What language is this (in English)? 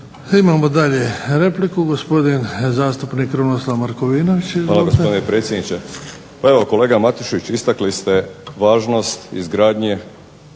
Croatian